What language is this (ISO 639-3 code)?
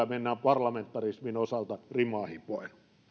fin